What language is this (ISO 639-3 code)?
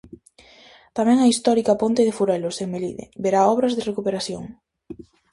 glg